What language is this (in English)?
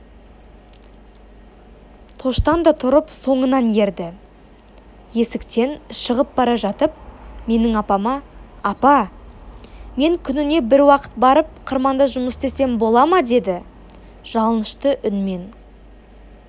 Kazakh